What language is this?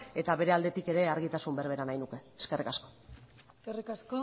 Basque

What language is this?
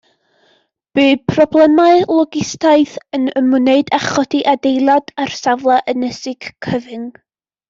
Welsh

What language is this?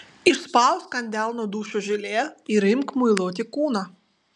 Lithuanian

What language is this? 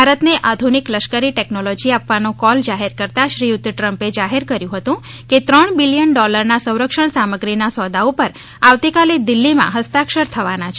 Gujarati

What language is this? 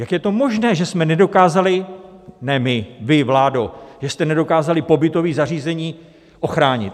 Czech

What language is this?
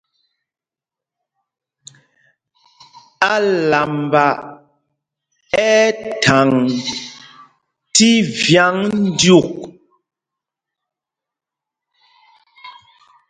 Mpumpong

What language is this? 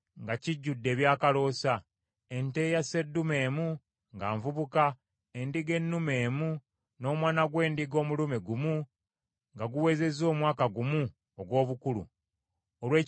Ganda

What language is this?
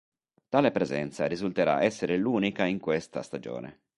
Italian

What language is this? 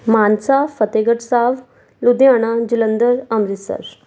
Punjabi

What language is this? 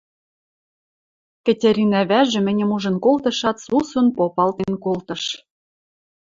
Western Mari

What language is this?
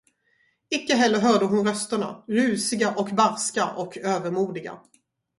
Swedish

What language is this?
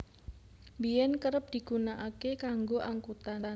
Javanese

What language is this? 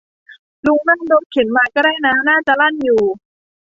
Thai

